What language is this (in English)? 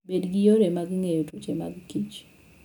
Luo (Kenya and Tanzania)